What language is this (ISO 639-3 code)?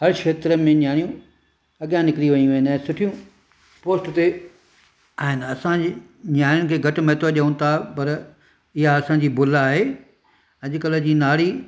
snd